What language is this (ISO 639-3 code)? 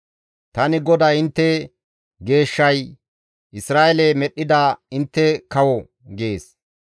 gmv